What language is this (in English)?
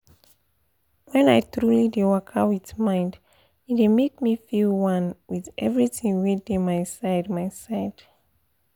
Nigerian Pidgin